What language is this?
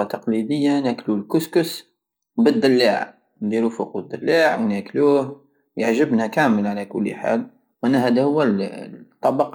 Algerian Saharan Arabic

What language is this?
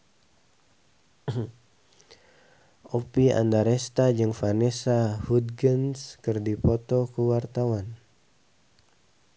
Sundanese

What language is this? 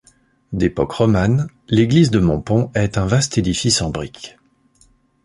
French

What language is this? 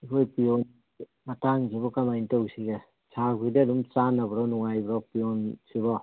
Manipuri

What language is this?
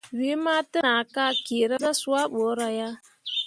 Mundang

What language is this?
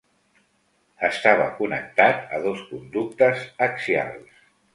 Catalan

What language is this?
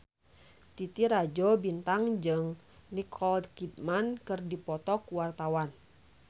Sundanese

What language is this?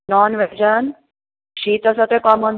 Konkani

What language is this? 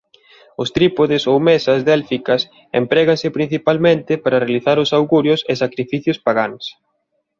Galician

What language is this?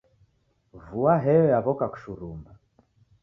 Taita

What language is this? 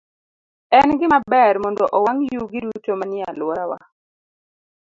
Luo (Kenya and Tanzania)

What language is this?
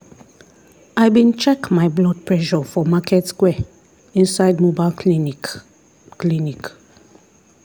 Nigerian Pidgin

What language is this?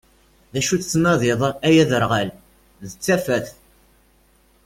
Kabyle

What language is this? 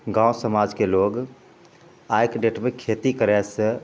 Maithili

